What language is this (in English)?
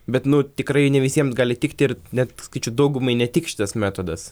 Lithuanian